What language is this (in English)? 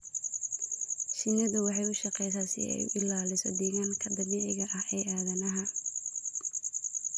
Somali